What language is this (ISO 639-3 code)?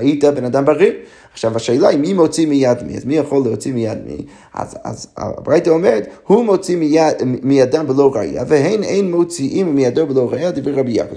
heb